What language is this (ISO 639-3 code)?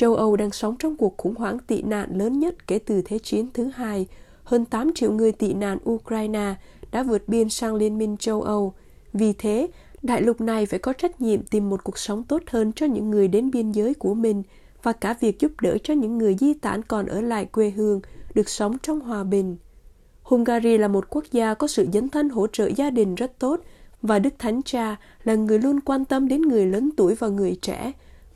vie